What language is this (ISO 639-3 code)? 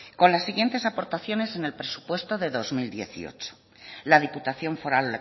spa